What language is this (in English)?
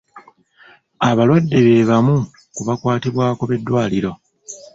Ganda